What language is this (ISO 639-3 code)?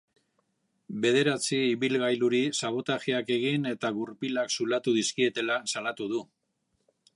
eus